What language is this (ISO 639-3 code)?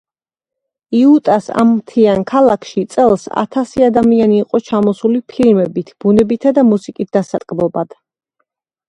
kat